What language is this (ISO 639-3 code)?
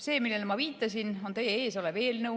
est